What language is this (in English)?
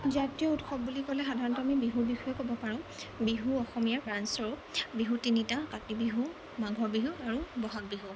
Assamese